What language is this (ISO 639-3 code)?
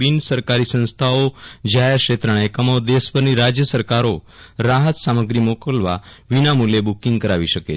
guj